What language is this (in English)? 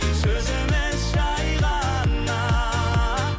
Kazakh